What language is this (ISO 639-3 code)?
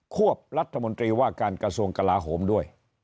tha